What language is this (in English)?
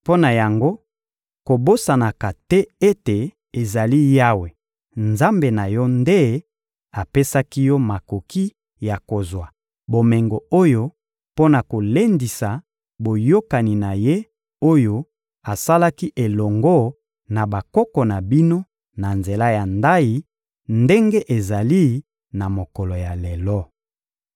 Lingala